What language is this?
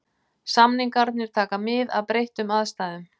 Icelandic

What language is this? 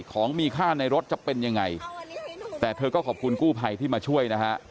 Thai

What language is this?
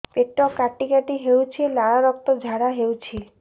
Odia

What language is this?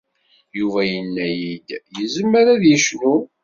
Kabyle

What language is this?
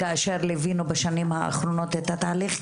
Hebrew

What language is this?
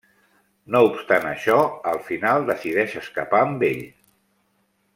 Catalan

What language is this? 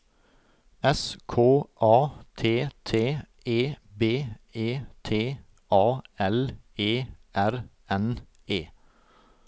Norwegian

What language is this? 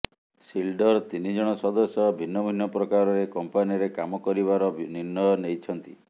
Odia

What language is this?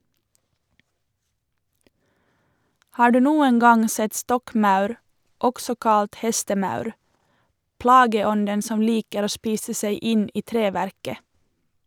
Norwegian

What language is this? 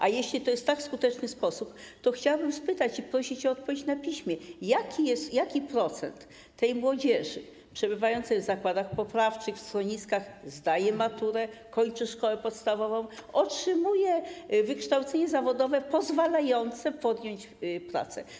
Polish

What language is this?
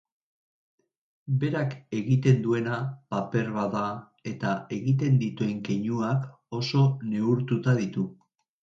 Basque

